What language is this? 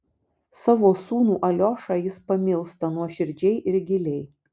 Lithuanian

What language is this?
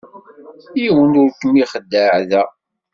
Kabyle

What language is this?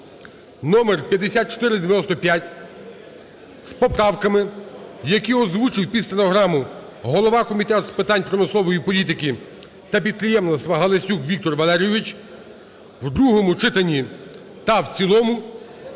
Ukrainian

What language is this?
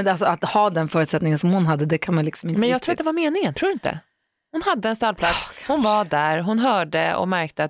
Swedish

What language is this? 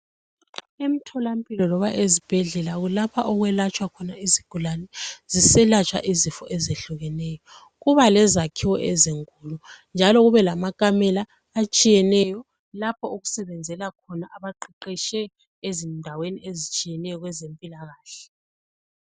North Ndebele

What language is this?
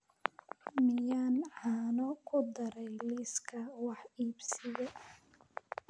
Somali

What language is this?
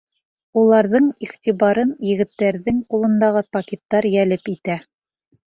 Bashkir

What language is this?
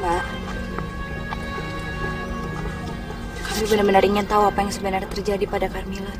Indonesian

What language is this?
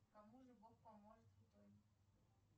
Russian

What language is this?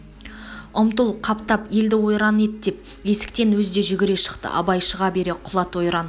Kazakh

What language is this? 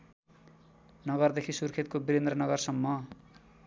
Nepali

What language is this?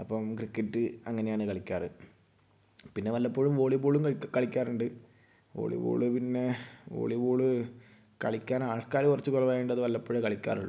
Malayalam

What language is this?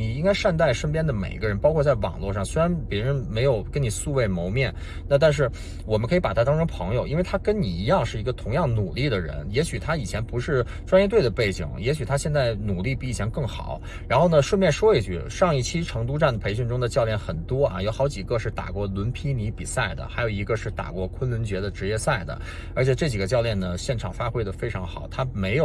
Chinese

